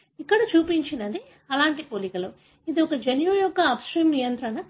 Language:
Telugu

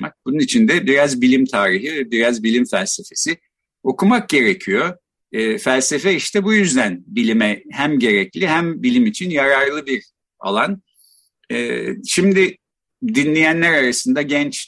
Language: Turkish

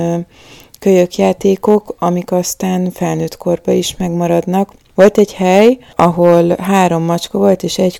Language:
Hungarian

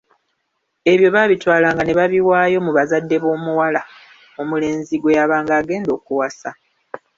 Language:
Ganda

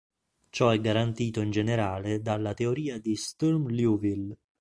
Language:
Italian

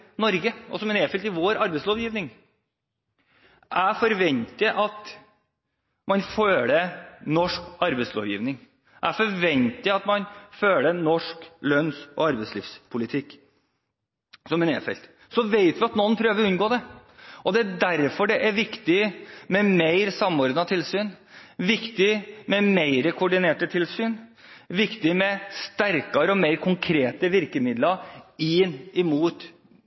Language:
Norwegian Bokmål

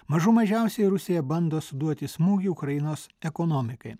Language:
Lithuanian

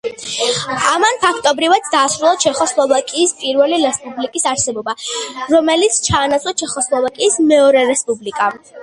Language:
Georgian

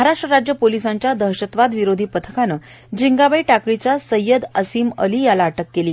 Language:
Marathi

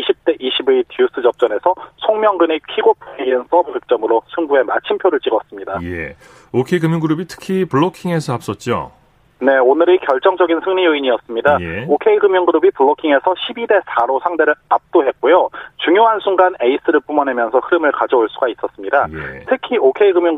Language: Korean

